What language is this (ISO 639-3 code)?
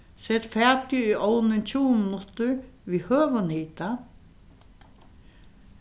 fao